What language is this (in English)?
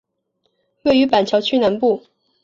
Chinese